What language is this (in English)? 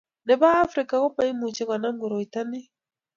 Kalenjin